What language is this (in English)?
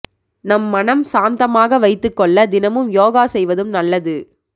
Tamil